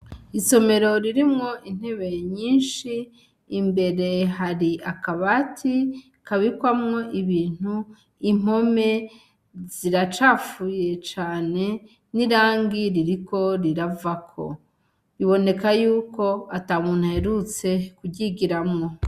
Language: Rundi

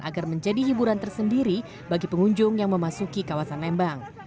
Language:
Indonesian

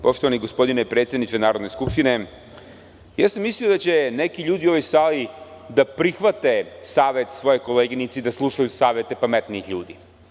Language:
Serbian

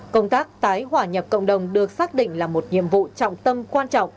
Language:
Vietnamese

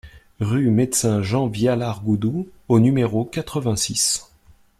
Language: French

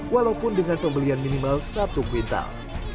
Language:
Indonesian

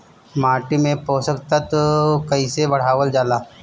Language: Bhojpuri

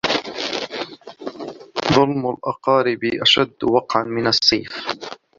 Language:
Arabic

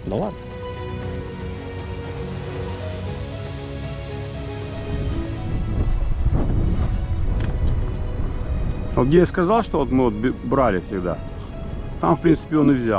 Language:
Russian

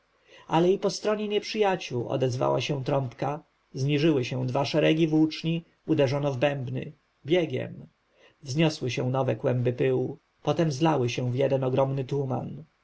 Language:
Polish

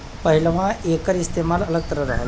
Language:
Bhojpuri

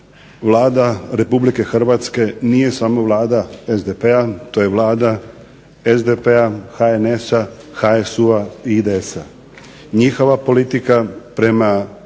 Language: Croatian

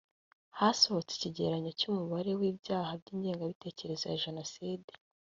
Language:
Kinyarwanda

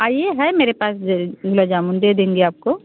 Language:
Hindi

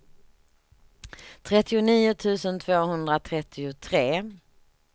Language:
Swedish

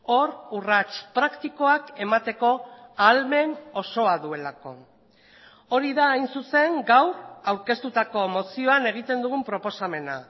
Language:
Basque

